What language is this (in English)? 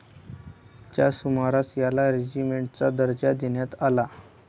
Marathi